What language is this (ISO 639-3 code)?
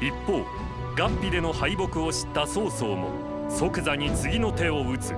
jpn